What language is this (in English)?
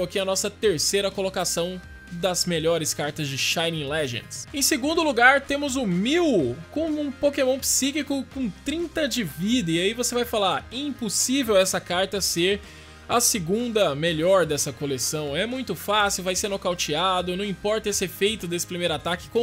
Portuguese